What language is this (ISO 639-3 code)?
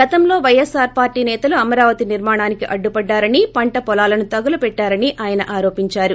tel